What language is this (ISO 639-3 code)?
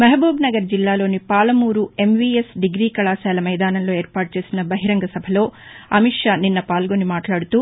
tel